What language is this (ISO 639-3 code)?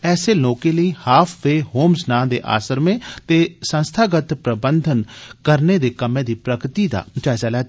doi